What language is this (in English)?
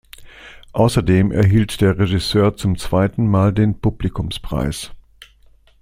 German